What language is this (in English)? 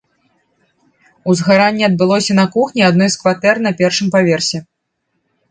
Belarusian